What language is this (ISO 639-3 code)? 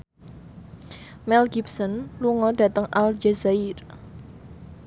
jav